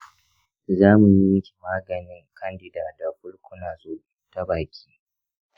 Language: Hausa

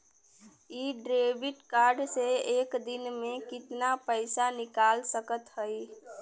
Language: Bhojpuri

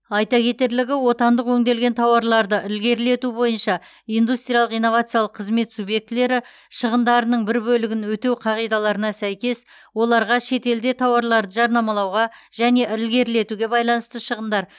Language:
Kazakh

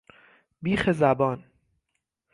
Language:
Persian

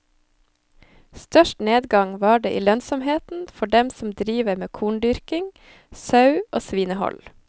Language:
Norwegian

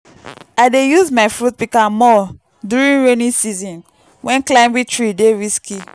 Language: Nigerian Pidgin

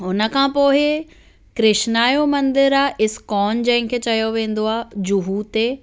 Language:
Sindhi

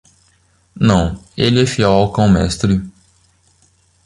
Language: Portuguese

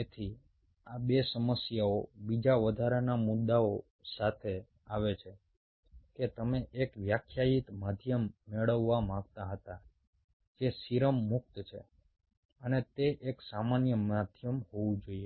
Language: Gujarati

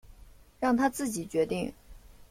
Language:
Chinese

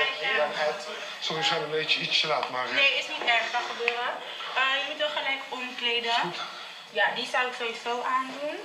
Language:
Dutch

